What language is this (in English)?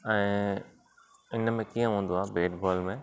Sindhi